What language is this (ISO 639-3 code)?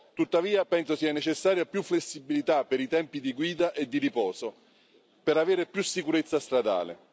ita